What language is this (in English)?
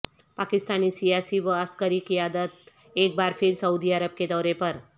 Urdu